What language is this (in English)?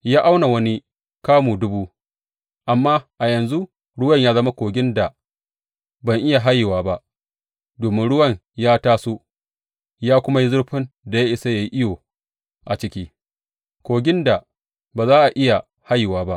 Hausa